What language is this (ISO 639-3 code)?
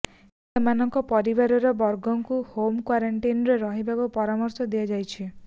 ori